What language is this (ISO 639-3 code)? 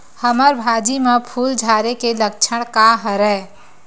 hne